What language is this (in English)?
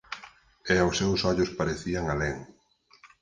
Galician